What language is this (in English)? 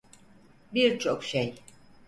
Turkish